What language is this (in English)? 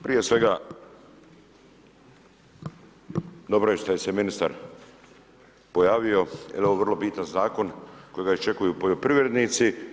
Croatian